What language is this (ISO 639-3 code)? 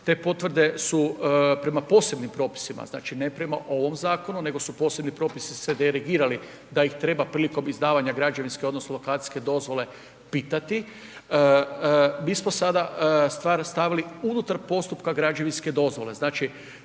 hrv